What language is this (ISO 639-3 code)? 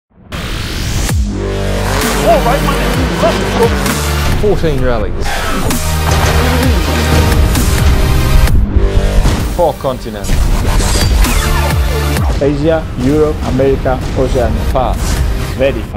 eng